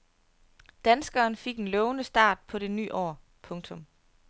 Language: Danish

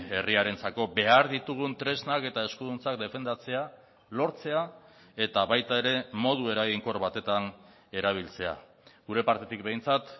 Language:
Basque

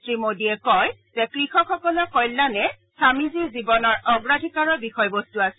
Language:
Assamese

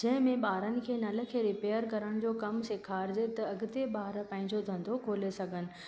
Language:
Sindhi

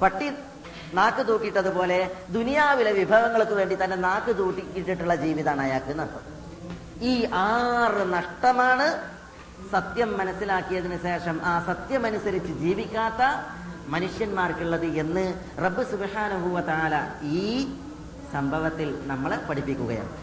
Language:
Malayalam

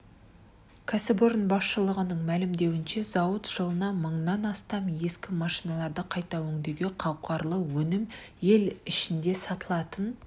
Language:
Kazakh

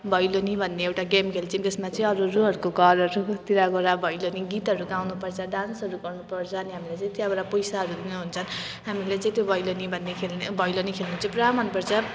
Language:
Nepali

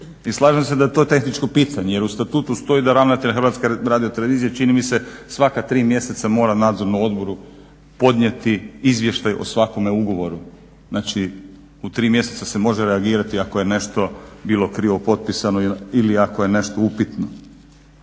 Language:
Croatian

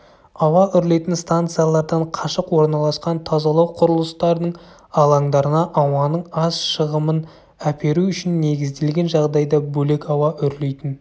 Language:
Kazakh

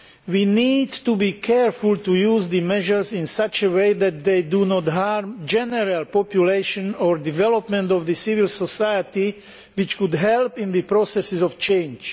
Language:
English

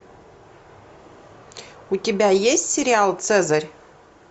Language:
Russian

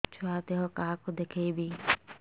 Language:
Odia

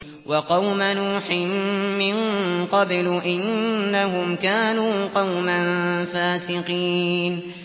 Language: Arabic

